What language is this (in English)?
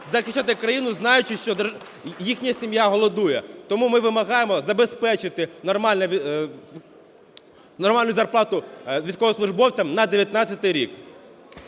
Ukrainian